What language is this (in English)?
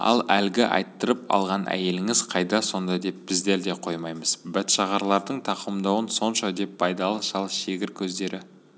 Kazakh